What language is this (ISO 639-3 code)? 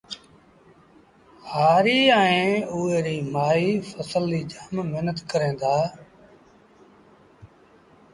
sbn